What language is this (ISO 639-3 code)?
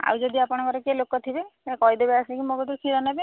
ori